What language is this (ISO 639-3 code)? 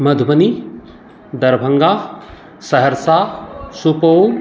mai